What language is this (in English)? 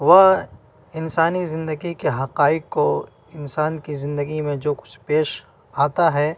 Urdu